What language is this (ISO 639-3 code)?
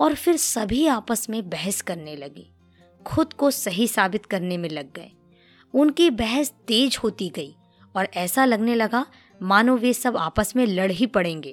hin